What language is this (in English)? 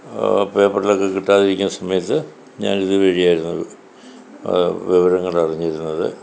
Malayalam